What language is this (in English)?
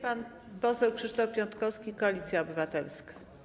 Polish